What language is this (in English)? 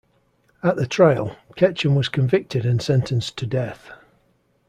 English